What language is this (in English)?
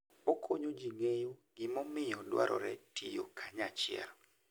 Luo (Kenya and Tanzania)